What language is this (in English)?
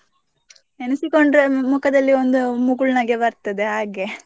Kannada